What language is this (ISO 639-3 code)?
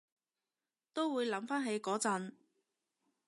yue